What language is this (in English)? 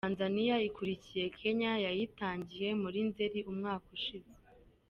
Kinyarwanda